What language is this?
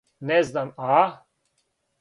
Serbian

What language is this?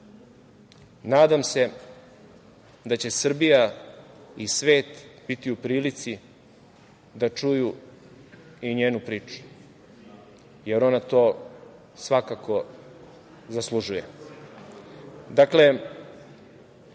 Serbian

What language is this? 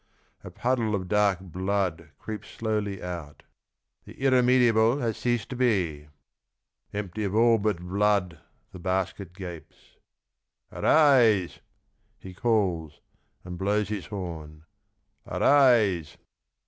English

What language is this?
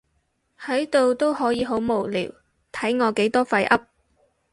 Cantonese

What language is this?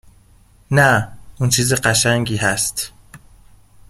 Persian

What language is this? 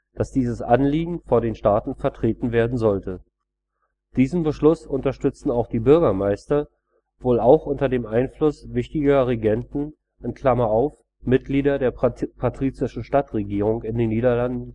German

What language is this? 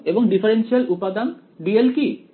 Bangla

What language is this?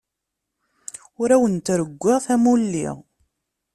Kabyle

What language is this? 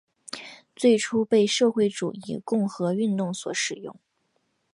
Chinese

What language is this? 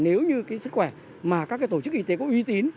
Vietnamese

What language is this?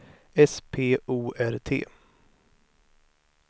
Swedish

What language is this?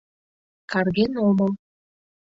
Mari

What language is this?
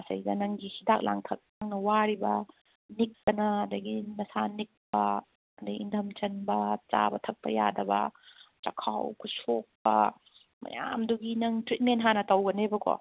Manipuri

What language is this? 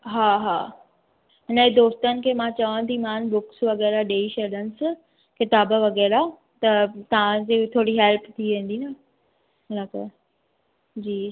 Sindhi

